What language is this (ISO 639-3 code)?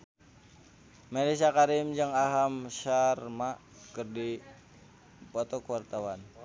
sun